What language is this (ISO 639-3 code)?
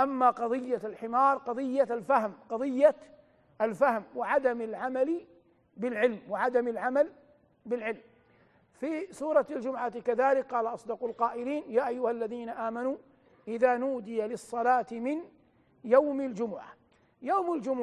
ara